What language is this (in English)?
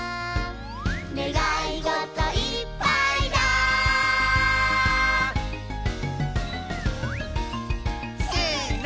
Japanese